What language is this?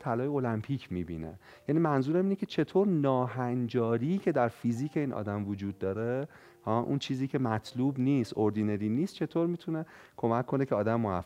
Persian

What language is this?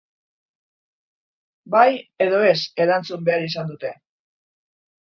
Basque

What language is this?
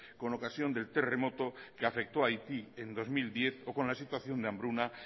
Spanish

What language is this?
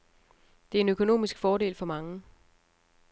Danish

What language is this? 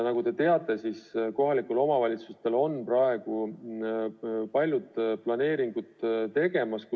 Estonian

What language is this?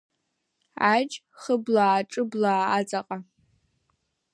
Abkhazian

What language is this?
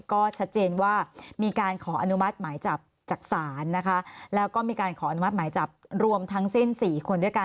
Thai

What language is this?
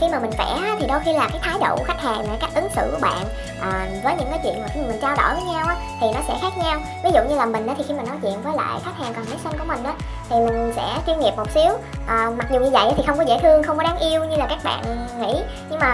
Vietnamese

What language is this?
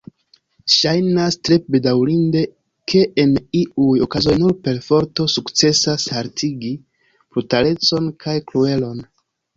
Esperanto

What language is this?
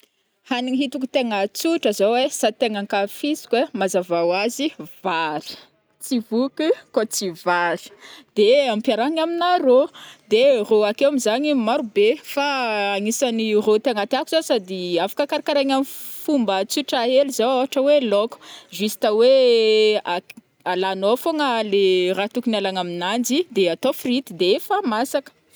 Northern Betsimisaraka Malagasy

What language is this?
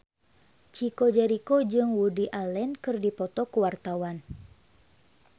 Sundanese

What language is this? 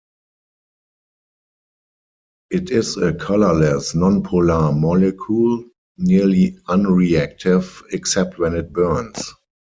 English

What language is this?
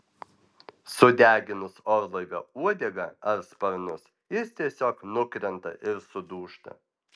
Lithuanian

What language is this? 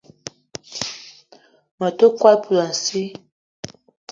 Eton (Cameroon)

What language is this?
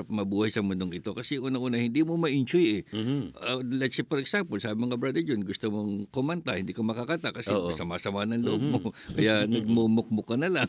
Filipino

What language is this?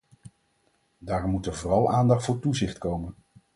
Dutch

